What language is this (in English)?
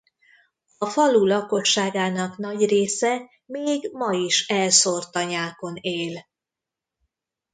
Hungarian